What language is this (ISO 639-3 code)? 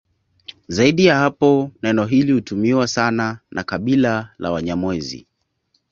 swa